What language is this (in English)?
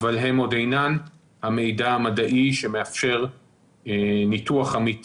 Hebrew